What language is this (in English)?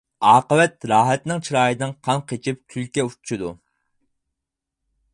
Uyghur